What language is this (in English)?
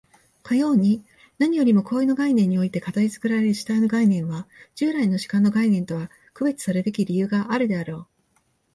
Japanese